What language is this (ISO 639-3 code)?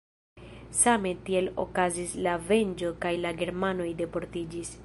epo